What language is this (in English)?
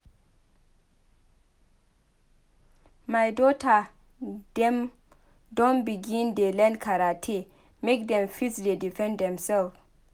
Nigerian Pidgin